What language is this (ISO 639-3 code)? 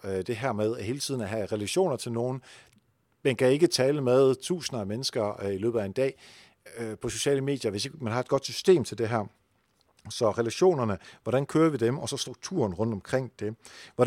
dan